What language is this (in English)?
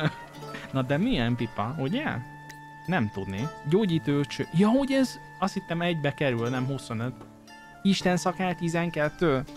Hungarian